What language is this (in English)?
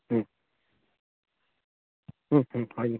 Assamese